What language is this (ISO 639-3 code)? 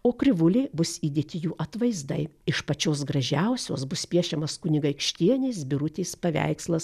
lit